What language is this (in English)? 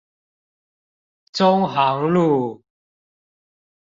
Chinese